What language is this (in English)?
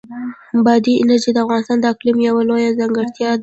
Pashto